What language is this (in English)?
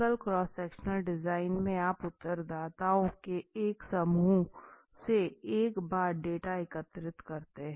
Hindi